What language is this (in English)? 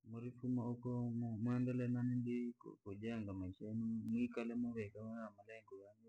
Langi